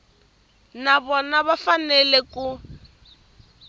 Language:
Tsonga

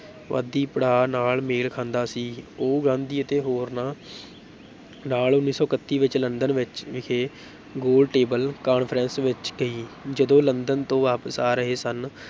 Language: Punjabi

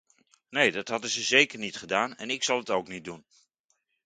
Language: Dutch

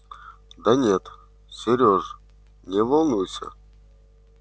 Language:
Russian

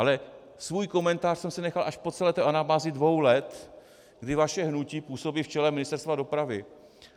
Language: Czech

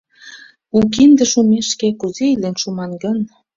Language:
Mari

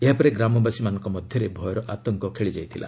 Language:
Odia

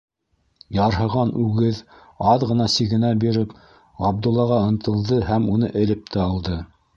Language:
Bashkir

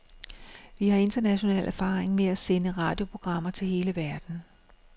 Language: Danish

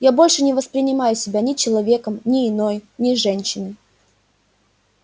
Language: Russian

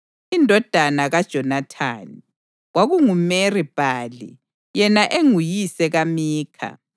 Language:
North Ndebele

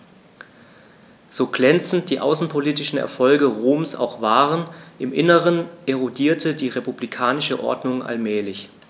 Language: German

